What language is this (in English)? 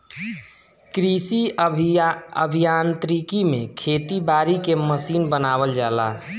Bhojpuri